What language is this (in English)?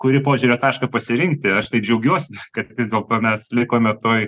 Lithuanian